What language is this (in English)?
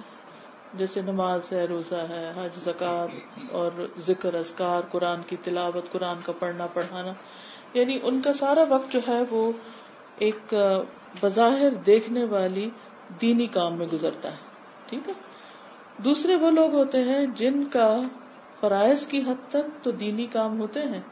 Urdu